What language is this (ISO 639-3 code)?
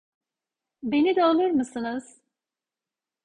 tur